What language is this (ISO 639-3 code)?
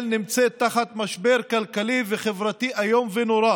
heb